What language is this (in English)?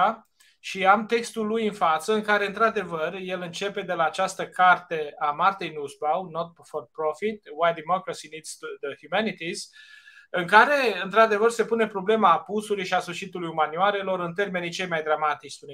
Romanian